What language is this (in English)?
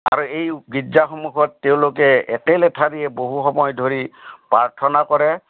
Assamese